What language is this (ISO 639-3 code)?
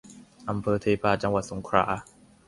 tha